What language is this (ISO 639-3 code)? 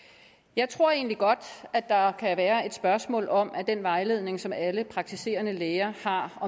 dan